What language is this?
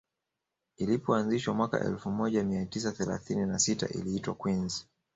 Swahili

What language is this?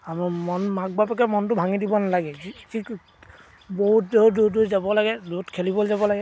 Assamese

